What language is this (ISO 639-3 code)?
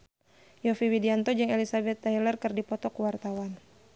sun